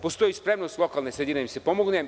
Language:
Serbian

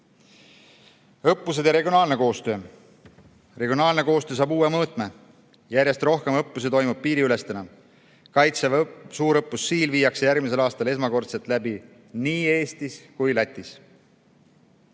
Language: Estonian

